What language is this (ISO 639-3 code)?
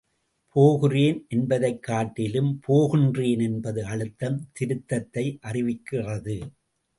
tam